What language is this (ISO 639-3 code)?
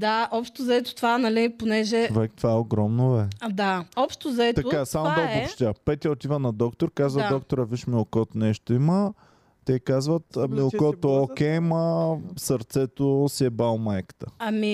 bul